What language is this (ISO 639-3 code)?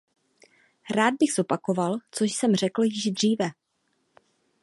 ces